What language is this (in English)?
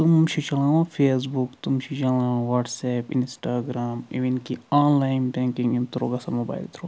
Kashmiri